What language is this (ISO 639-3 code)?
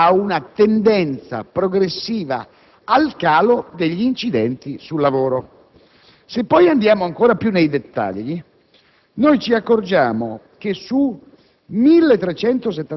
ita